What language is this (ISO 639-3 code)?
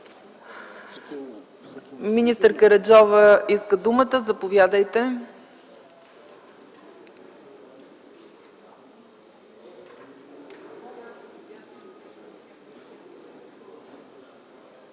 bul